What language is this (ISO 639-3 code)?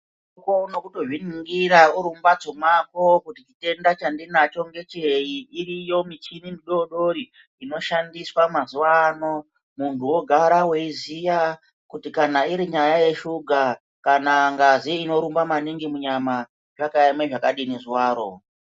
ndc